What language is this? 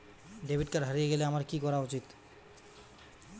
Bangla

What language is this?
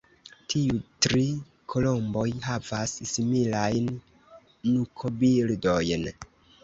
Esperanto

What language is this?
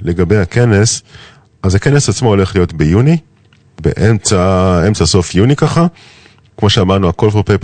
Hebrew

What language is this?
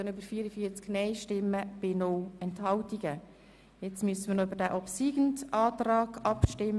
Swiss German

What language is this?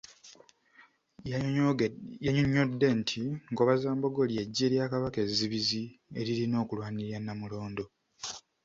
Ganda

